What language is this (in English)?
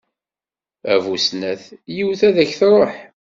Kabyle